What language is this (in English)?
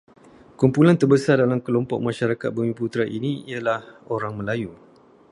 Malay